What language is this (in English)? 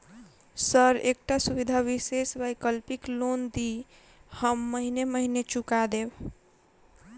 Maithili